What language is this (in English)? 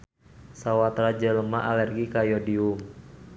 Sundanese